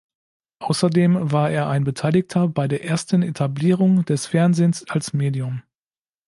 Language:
German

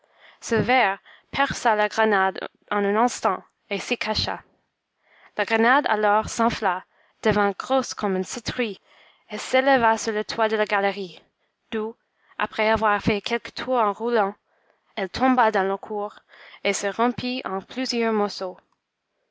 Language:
French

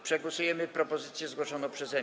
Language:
Polish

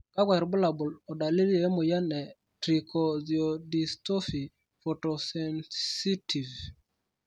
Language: Masai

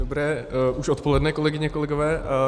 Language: Czech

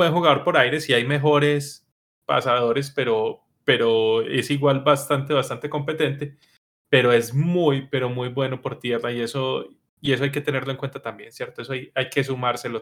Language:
Spanish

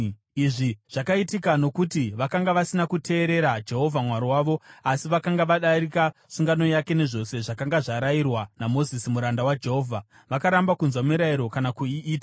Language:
Shona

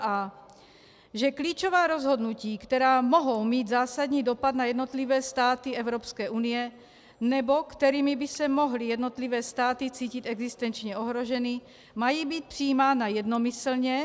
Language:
Czech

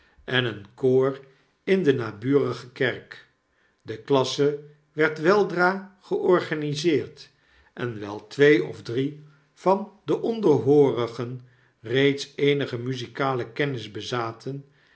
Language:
Dutch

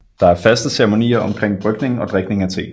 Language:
Danish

